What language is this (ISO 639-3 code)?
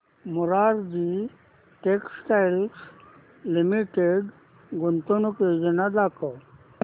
mar